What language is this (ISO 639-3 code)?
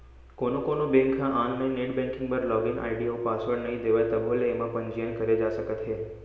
hne